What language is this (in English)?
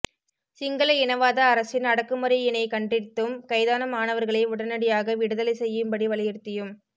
Tamil